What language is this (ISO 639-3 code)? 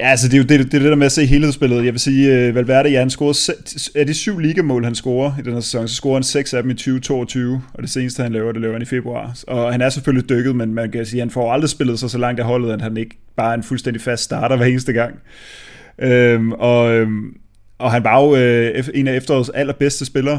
dan